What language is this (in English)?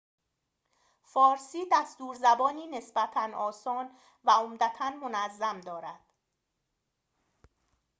Persian